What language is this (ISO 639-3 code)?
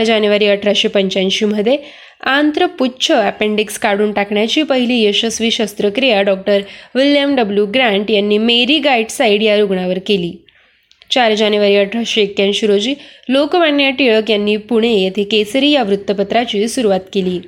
mar